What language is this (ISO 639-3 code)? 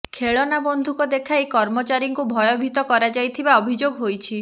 ori